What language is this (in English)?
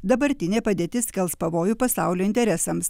Lithuanian